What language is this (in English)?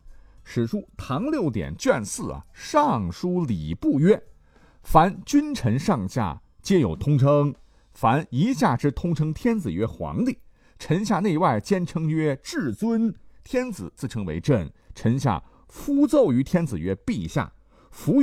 Chinese